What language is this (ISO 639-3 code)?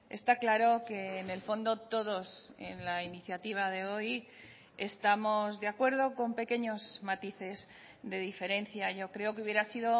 spa